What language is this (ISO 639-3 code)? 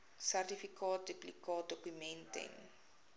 afr